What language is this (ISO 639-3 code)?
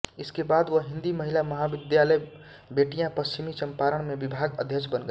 hin